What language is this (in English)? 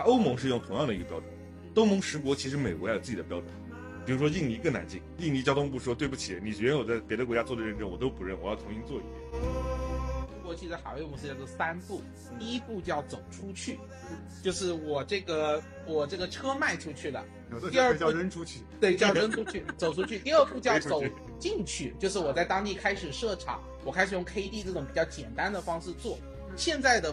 Chinese